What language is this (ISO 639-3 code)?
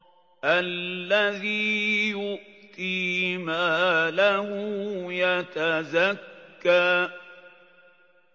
ara